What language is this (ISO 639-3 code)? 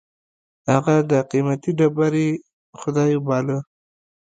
pus